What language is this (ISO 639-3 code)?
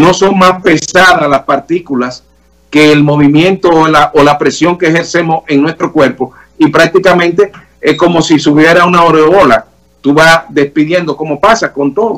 spa